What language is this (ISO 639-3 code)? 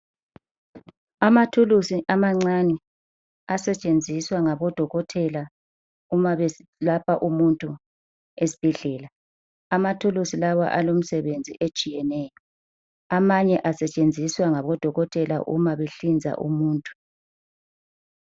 nde